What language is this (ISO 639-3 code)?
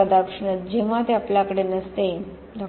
mar